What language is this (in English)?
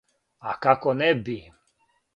Serbian